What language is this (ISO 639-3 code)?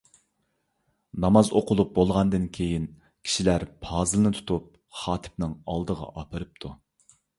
uig